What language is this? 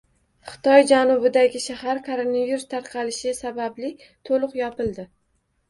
Uzbek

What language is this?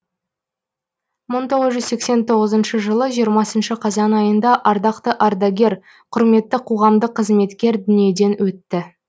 Kazakh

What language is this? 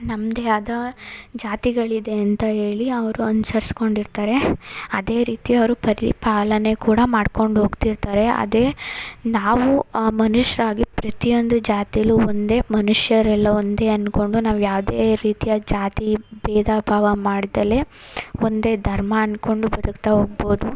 Kannada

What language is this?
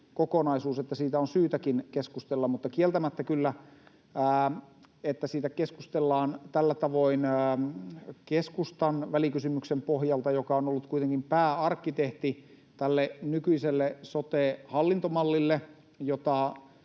Finnish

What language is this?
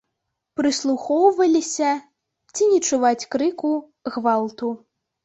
Belarusian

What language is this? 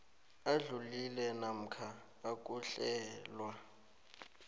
South Ndebele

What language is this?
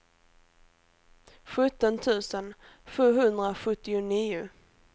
Swedish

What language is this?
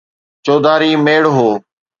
Sindhi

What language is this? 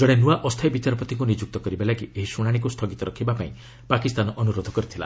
Odia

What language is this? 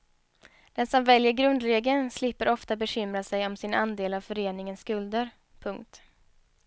Swedish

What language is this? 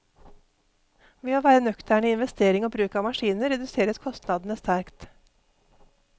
Norwegian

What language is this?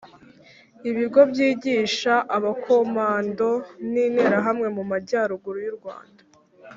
Kinyarwanda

